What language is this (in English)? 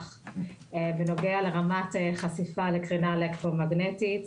Hebrew